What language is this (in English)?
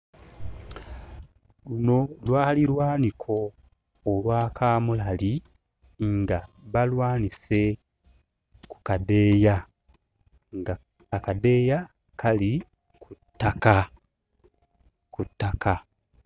Ganda